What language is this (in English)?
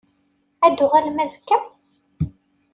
Kabyle